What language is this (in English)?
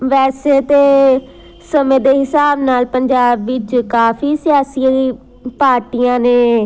Punjabi